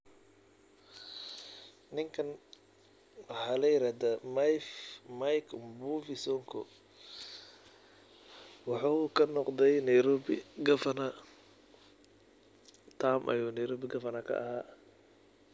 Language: Somali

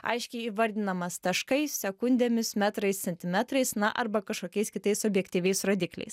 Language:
Lithuanian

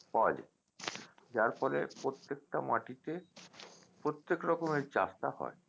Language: Bangla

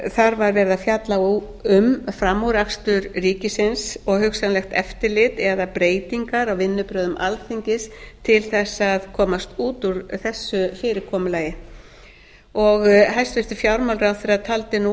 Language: Icelandic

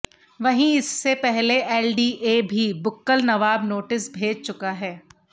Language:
Hindi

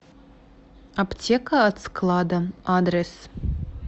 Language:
Russian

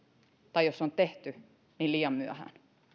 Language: Finnish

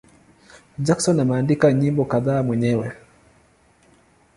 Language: Swahili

